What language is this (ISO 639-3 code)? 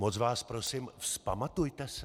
ces